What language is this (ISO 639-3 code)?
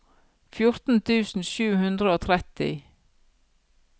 nor